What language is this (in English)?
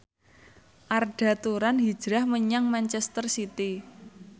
Javanese